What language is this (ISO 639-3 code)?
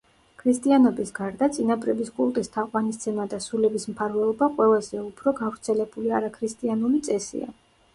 kat